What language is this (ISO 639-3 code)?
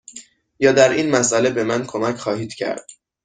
fas